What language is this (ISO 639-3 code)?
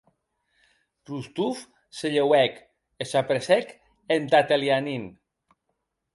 oci